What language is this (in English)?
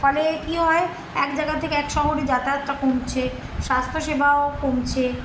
Bangla